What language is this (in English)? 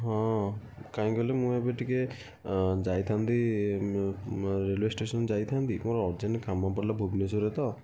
Odia